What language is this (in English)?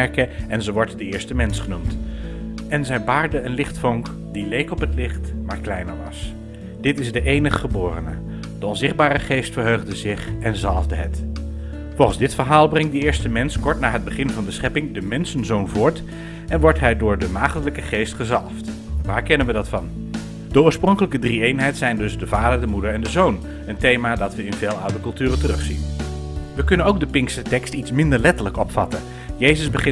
Dutch